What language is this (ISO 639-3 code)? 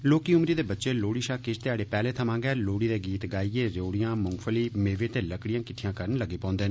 doi